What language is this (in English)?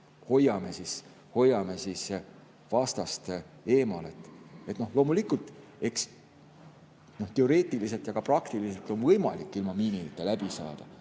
Estonian